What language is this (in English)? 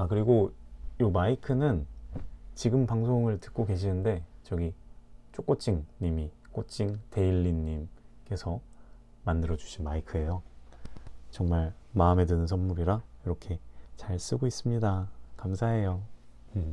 Korean